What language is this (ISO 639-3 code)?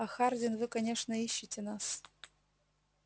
rus